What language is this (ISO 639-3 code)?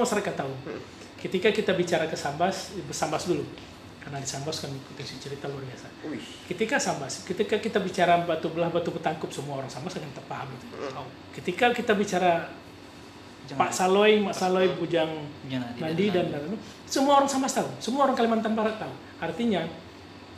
ind